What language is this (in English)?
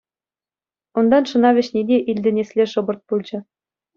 Chuvash